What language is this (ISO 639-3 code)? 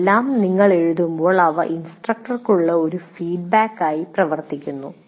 mal